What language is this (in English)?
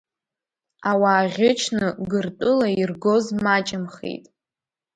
Abkhazian